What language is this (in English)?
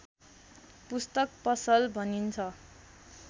Nepali